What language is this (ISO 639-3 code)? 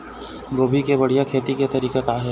hne